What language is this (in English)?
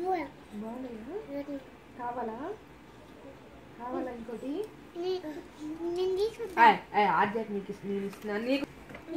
Portuguese